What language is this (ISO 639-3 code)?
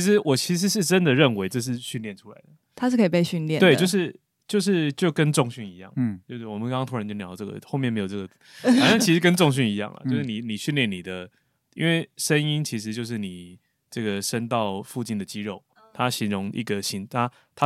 zho